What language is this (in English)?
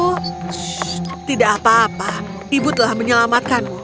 Indonesian